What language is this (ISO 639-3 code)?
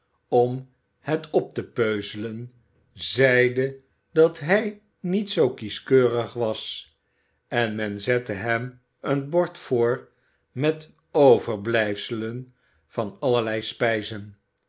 nld